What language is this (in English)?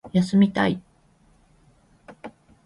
Japanese